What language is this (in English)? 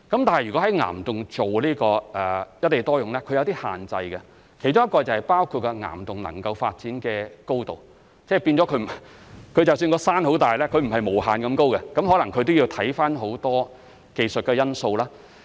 Cantonese